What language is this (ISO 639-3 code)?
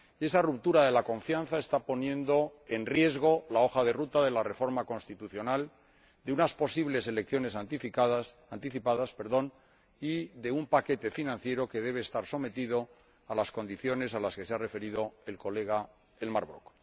spa